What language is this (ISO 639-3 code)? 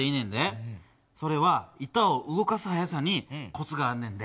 jpn